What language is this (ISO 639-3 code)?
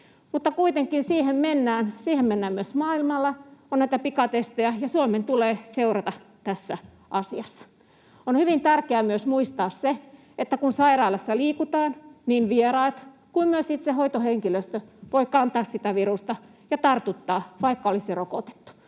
fin